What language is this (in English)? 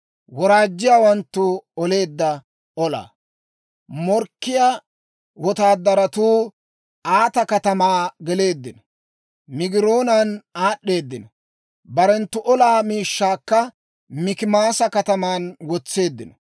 Dawro